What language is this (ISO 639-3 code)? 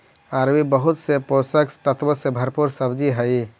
mag